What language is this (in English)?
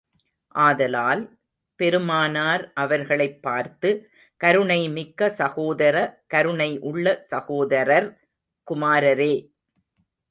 Tamil